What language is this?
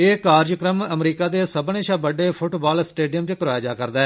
Dogri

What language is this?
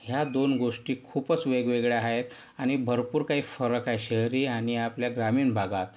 Marathi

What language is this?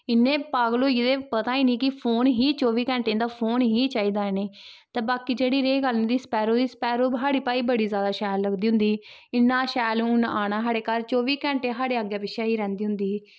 Dogri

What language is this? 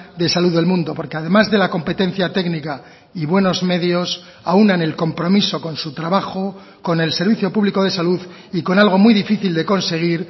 Spanish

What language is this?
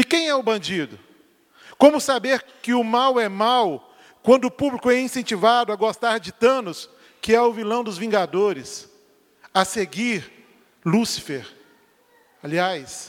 Portuguese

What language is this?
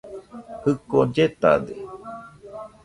Nüpode Huitoto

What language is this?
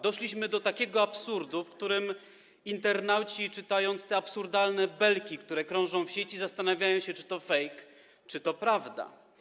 Polish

